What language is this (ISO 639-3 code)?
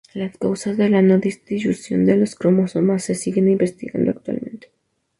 spa